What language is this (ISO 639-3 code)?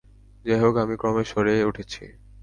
ben